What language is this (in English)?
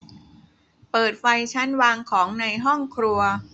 Thai